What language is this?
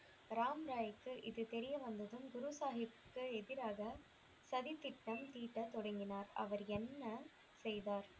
Tamil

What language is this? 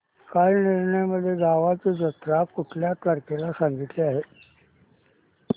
Marathi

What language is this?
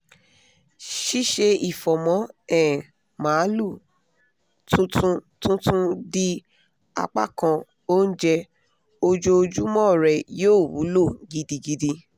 Yoruba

